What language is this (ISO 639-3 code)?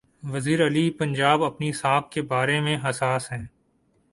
urd